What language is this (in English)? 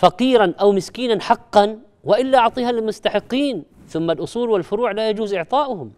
Arabic